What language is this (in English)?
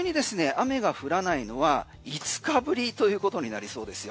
Japanese